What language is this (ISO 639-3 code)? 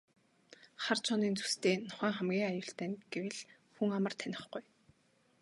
mon